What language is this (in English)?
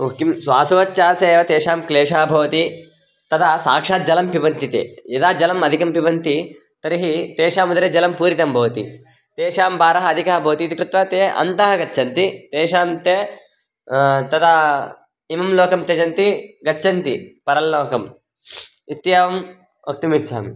Sanskrit